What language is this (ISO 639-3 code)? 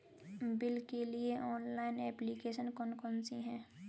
hin